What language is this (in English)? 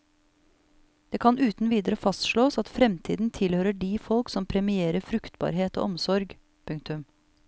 Norwegian